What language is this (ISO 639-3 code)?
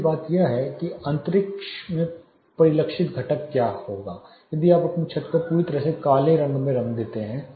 hin